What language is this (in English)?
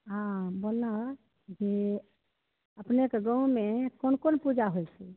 Maithili